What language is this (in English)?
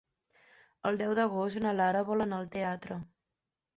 Catalan